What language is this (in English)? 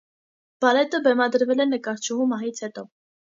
Armenian